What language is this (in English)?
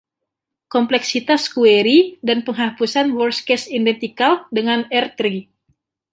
Indonesian